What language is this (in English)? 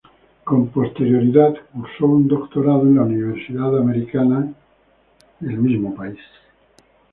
Spanish